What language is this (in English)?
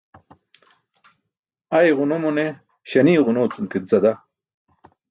Burushaski